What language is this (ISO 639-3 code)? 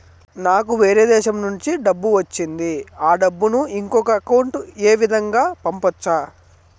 tel